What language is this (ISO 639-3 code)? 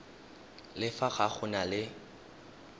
tsn